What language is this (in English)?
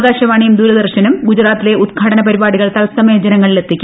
Malayalam